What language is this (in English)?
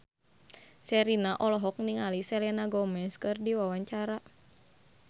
Sundanese